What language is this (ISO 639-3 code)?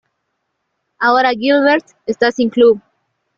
spa